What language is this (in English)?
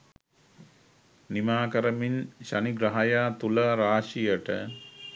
Sinhala